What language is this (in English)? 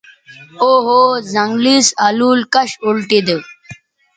Bateri